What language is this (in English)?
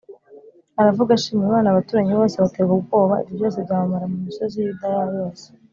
Kinyarwanda